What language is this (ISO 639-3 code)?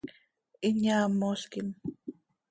sei